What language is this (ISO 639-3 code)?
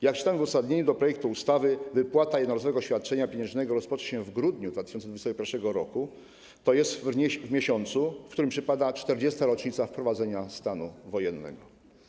pol